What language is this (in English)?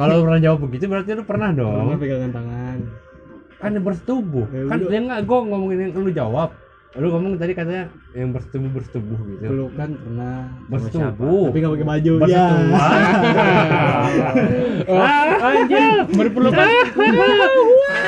Indonesian